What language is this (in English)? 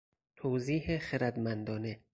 Persian